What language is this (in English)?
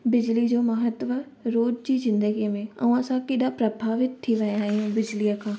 Sindhi